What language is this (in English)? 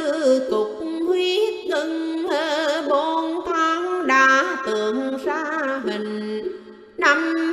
Vietnamese